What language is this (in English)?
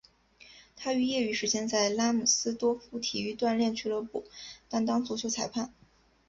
Chinese